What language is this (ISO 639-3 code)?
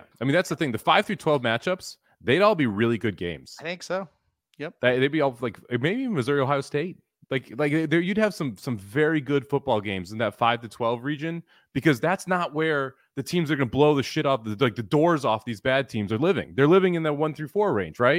eng